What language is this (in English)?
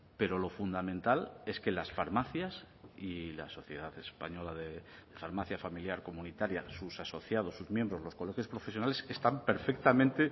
Spanish